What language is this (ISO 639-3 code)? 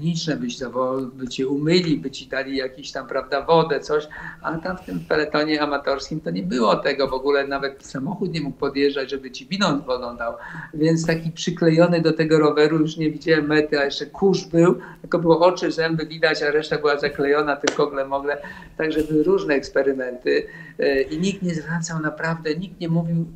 pol